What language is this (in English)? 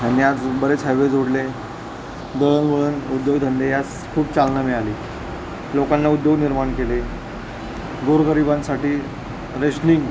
Marathi